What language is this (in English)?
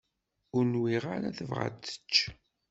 Kabyle